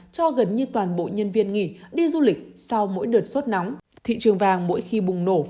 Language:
Vietnamese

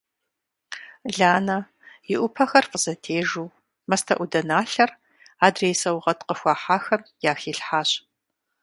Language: Kabardian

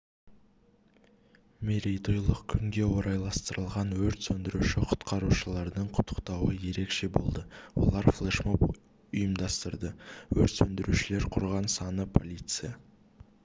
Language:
Kazakh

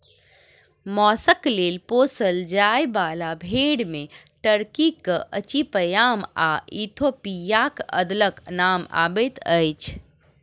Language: Maithili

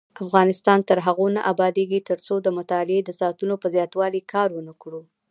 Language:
Pashto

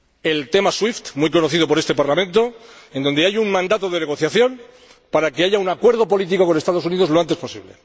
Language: Spanish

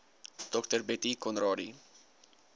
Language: Afrikaans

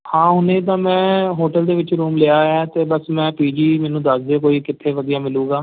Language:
Punjabi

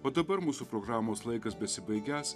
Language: Lithuanian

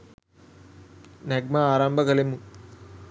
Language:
Sinhala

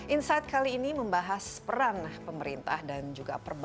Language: Indonesian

